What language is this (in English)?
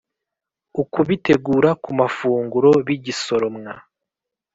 Kinyarwanda